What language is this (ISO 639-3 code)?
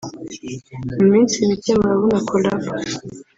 kin